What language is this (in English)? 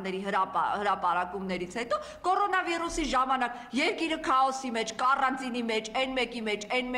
Romanian